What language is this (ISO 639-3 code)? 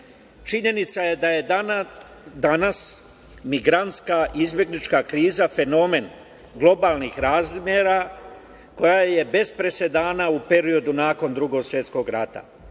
srp